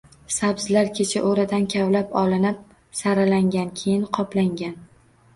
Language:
Uzbek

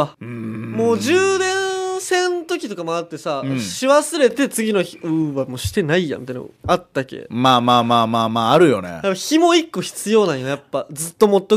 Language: Japanese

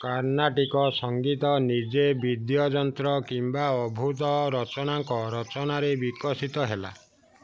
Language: Odia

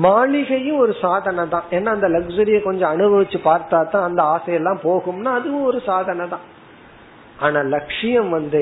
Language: Tamil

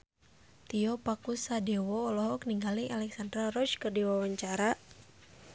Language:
Sundanese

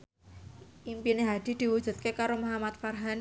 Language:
Javanese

